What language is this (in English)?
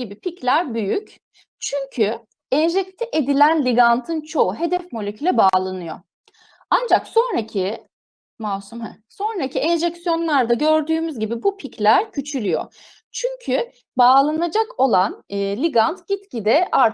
Turkish